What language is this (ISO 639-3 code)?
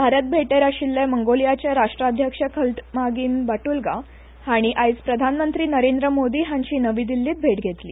kok